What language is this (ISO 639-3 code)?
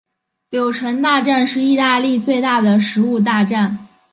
zho